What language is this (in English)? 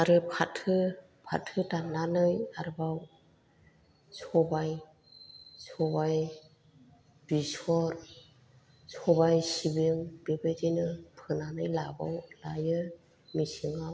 Bodo